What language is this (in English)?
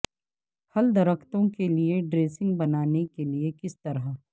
Urdu